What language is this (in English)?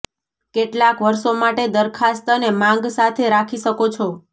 Gujarati